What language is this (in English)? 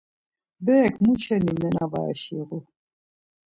Laz